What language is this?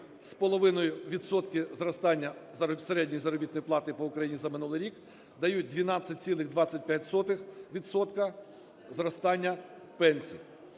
Ukrainian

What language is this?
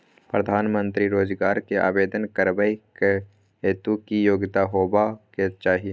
Maithili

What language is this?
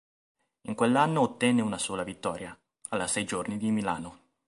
Italian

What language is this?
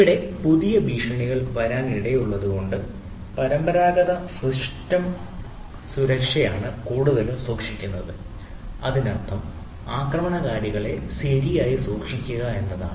Malayalam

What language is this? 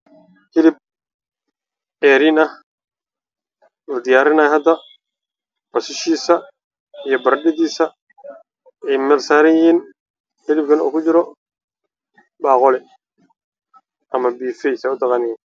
Somali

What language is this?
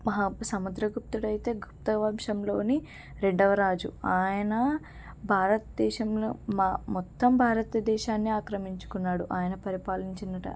Telugu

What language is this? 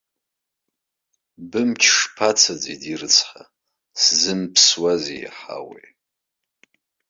Abkhazian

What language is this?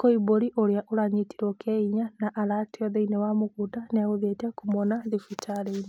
Kikuyu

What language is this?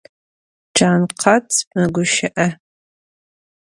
Adyghe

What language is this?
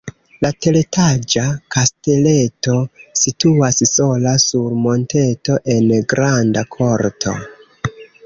Esperanto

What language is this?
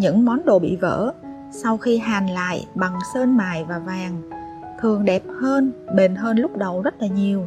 Vietnamese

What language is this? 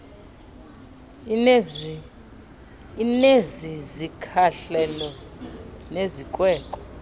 Xhosa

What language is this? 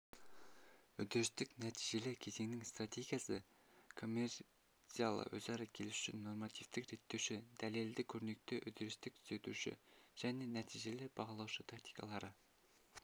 Kazakh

